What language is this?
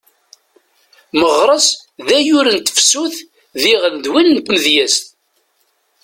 Kabyle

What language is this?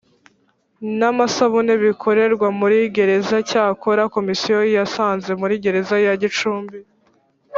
Kinyarwanda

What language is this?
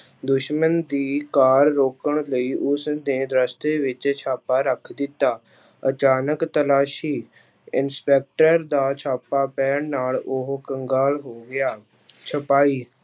Punjabi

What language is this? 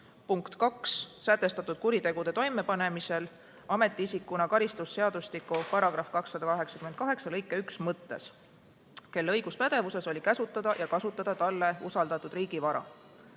Estonian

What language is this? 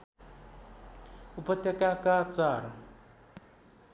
Nepali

